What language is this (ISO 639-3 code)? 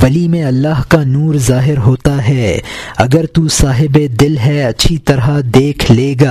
urd